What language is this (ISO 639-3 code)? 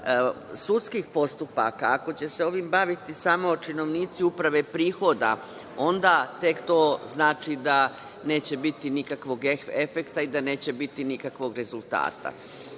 srp